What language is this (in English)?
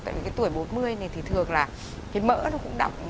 Vietnamese